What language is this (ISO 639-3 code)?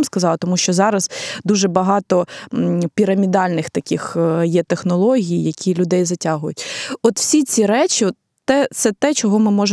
ukr